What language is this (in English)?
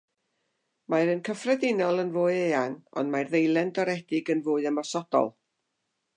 Welsh